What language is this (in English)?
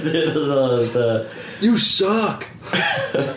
Welsh